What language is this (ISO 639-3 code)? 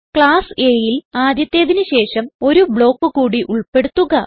mal